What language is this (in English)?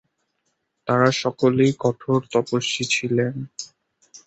Bangla